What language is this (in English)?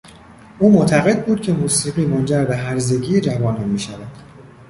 Persian